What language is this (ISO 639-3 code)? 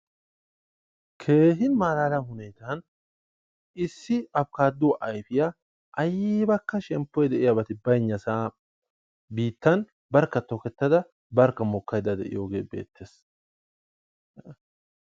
wal